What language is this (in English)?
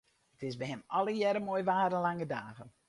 Western Frisian